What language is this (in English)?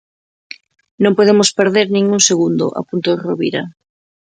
Galician